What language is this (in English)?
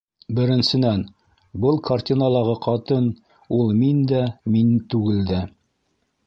Bashkir